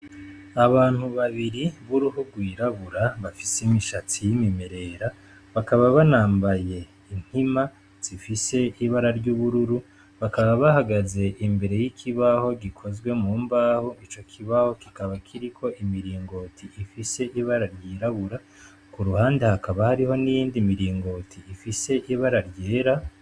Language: Rundi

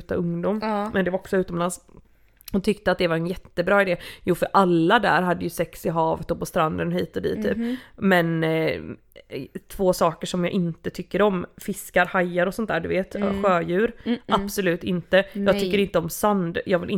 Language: Swedish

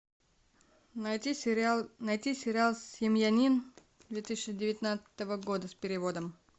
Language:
Russian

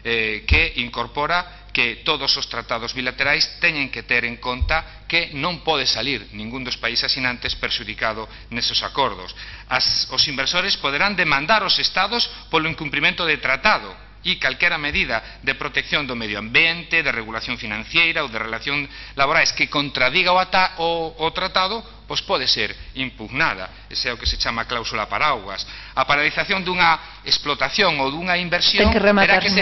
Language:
Spanish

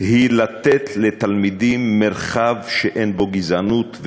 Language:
Hebrew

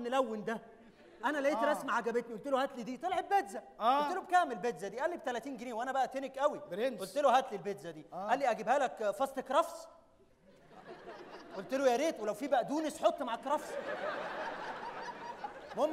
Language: Arabic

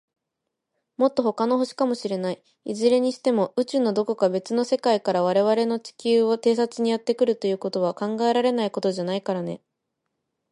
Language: Japanese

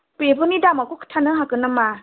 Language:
Bodo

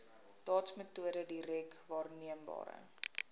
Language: Afrikaans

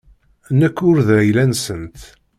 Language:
Kabyle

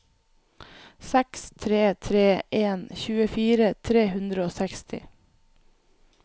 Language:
Norwegian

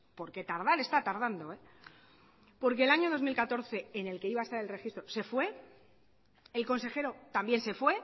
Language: Spanish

